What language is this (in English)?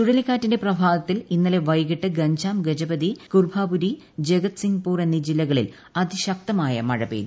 Malayalam